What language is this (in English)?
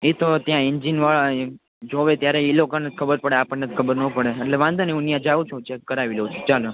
Gujarati